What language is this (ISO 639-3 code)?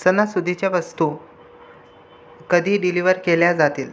mar